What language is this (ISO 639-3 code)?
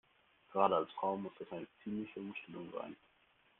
deu